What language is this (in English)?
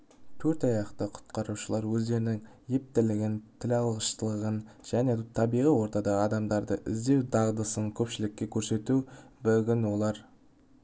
Kazakh